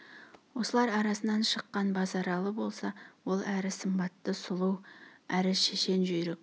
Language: Kazakh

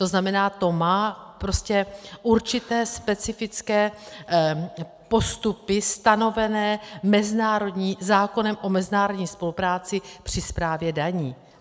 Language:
Czech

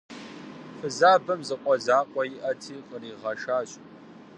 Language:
Kabardian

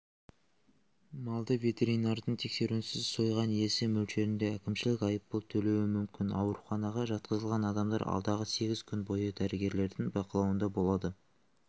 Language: Kazakh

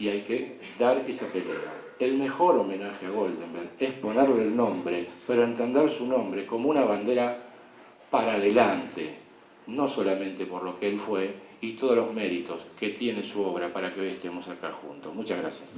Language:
Spanish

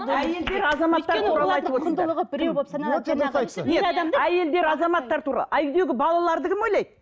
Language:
Kazakh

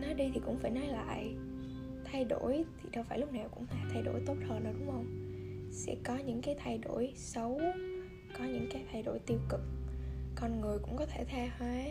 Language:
Vietnamese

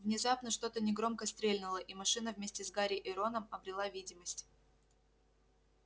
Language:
Russian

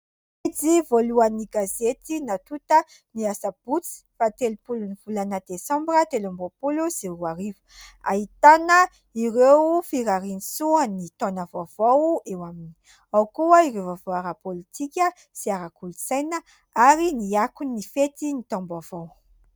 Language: Malagasy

